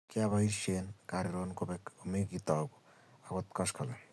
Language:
Kalenjin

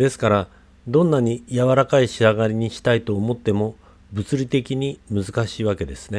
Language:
Japanese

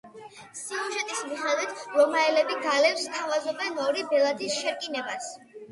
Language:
Georgian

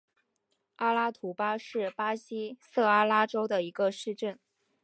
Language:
Chinese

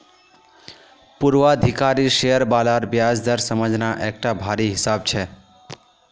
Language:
Magahi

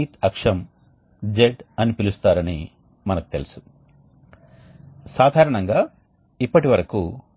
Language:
Telugu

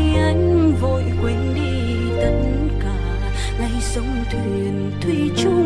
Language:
Vietnamese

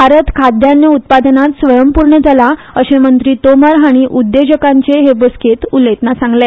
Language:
Konkani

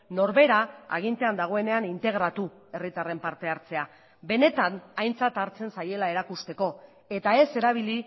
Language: Basque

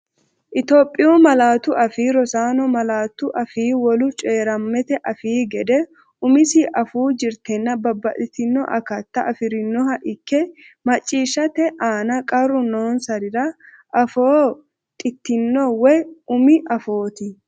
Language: Sidamo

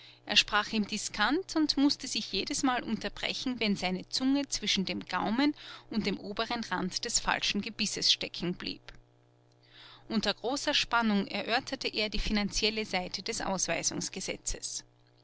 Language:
German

